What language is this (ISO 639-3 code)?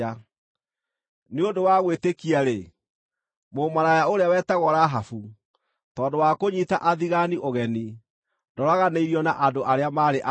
kik